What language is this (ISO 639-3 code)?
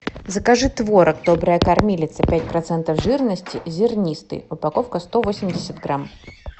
rus